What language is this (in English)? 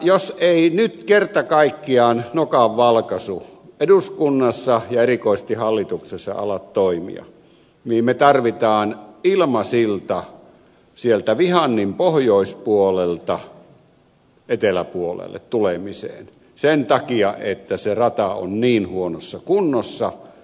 Finnish